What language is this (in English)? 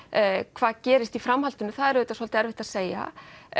Icelandic